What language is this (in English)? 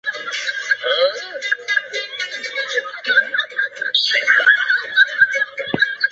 Chinese